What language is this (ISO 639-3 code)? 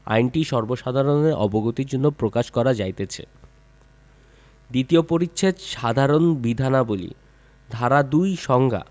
ben